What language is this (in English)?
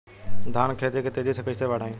Bhojpuri